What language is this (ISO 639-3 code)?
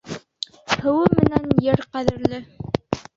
bak